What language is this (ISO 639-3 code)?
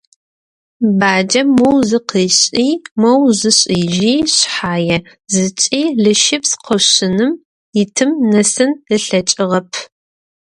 ady